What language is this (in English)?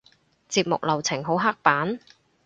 Cantonese